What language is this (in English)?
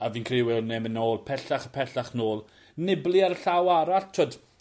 Welsh